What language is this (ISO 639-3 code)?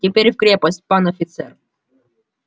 rus